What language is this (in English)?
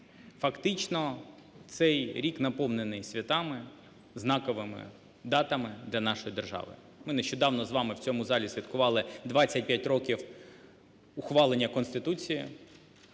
Ukrainian